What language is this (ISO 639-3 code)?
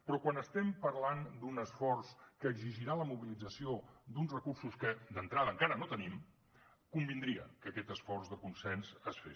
cat